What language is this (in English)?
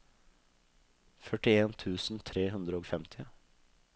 Norwegian